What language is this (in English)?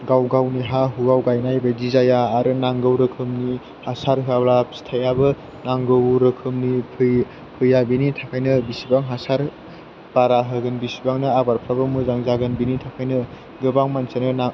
Bodo